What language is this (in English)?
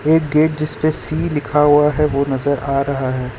Hindi